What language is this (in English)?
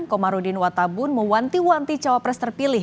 Indonesian